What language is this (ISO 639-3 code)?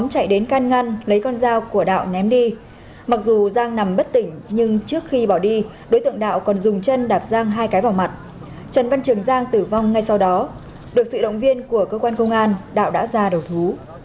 vie